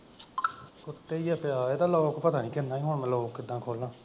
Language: Punjabi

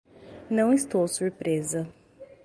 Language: Portuguese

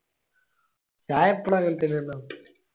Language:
Malayalam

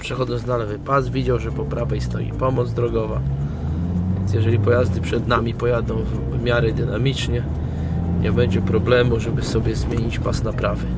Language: Polish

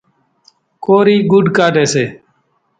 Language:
Kachi Koli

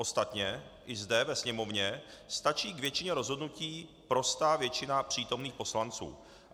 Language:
Czech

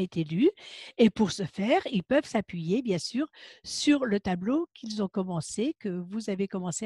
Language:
French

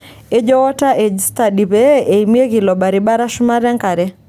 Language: Masai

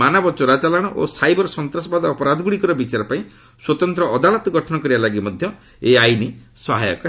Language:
Odia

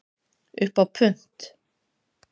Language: Icelandic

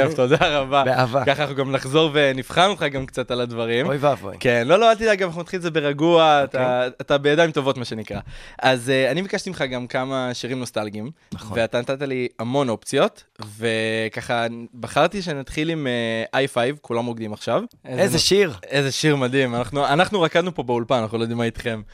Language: Hebrew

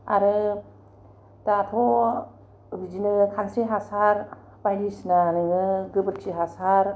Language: Bodo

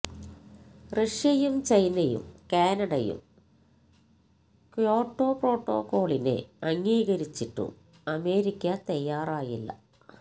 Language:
Malayalam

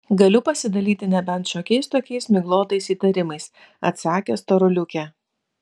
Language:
Lithuanian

